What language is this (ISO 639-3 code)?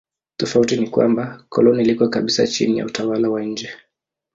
swa